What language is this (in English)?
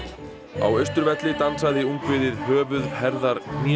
Icelandic